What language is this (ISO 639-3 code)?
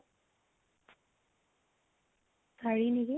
asm